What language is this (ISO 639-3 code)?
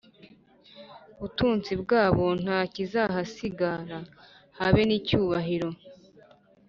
kin